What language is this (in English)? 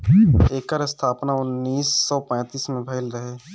Bhojpuri